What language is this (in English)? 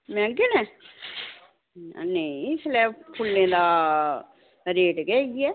Dogri